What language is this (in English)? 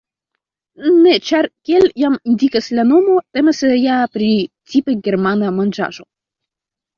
Esperanto